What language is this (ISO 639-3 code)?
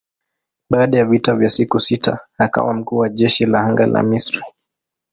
swa